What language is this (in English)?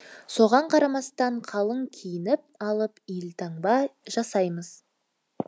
Kazakh